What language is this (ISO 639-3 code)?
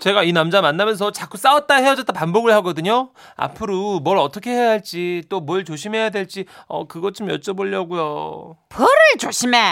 kor